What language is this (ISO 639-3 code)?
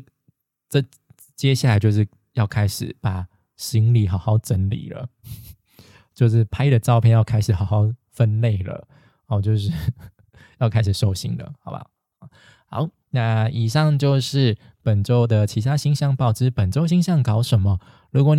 zho